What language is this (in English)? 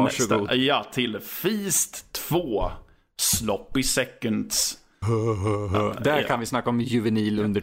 Swedish